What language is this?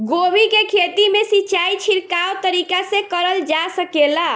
Bhojpuri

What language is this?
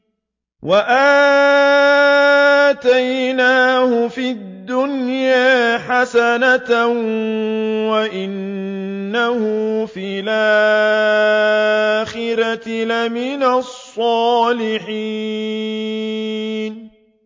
Arabic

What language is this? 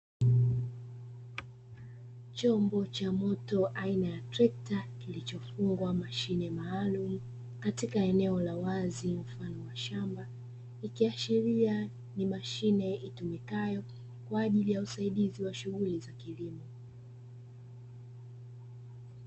Swahili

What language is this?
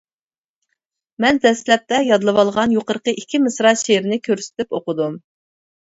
Uyghur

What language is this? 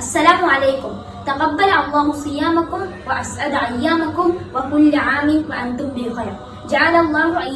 Indonesian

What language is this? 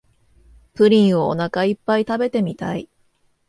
Japanese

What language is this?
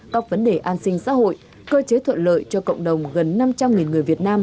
Vietnamese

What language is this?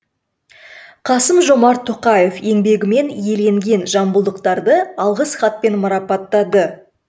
Kazakh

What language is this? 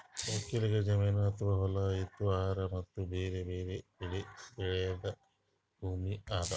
Kannada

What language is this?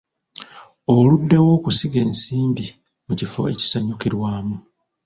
Ganda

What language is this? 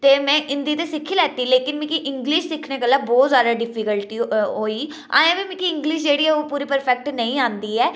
Dogri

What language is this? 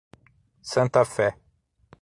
Portuguese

